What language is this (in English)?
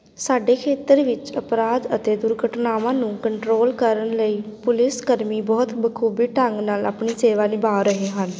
Punjabi